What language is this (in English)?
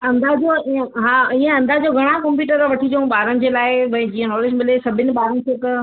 Sindhi